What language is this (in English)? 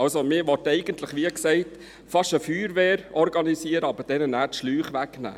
Swiss German